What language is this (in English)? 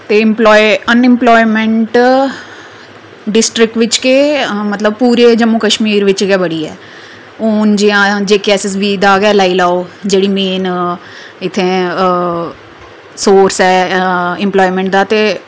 Dogri